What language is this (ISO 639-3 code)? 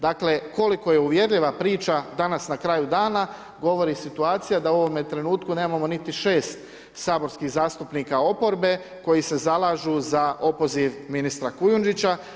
hrv